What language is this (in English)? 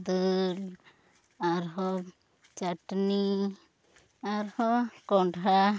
Santali